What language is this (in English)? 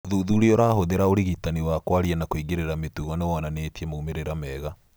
Kikuyu